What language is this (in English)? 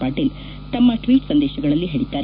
Kannada